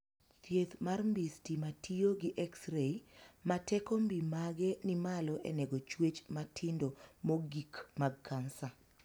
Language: Luo (Kenya and Tanzania)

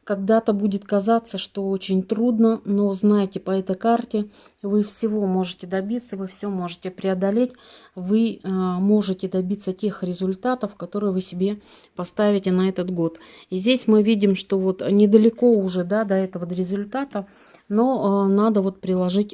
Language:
Russian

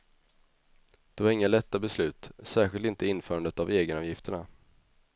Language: Swedish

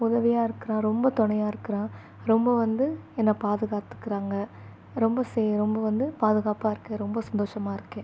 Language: Tamil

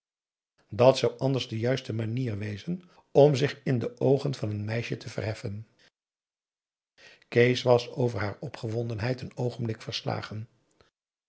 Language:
Dutch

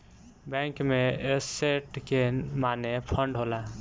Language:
Bhojpuri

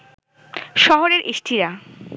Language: Bangla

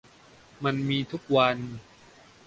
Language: Thai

